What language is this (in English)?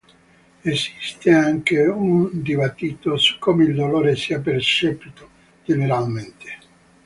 Italian